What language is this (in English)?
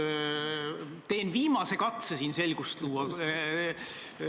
Estonian